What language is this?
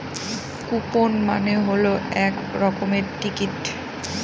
Bangla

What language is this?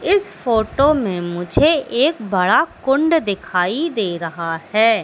Hindi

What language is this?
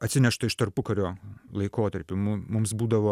Lithuanian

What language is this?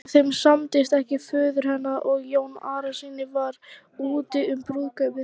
Icelandic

